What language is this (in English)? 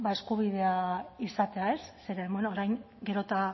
Basque